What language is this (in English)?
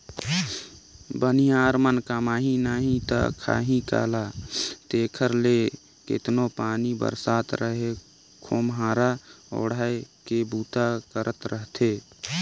Chhattisgarhi